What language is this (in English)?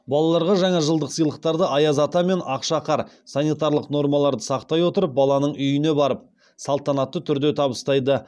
Kazakh